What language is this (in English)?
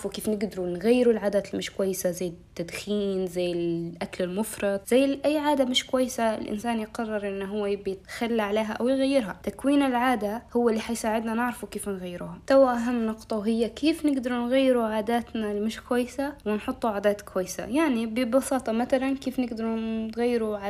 Arabic